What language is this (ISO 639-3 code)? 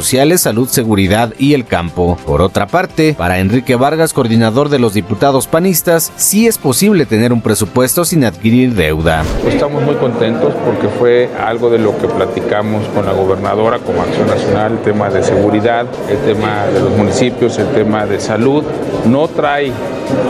spa